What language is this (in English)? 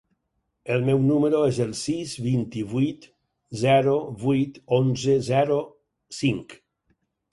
Catalan